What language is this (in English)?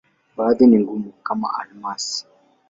Swahili